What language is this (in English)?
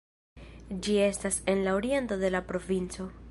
Esperanto